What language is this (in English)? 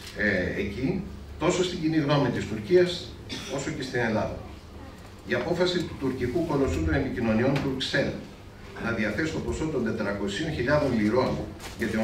Greek